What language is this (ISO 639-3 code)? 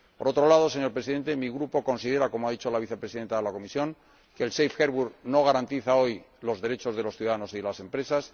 spa